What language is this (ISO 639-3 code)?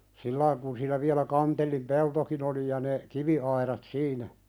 fin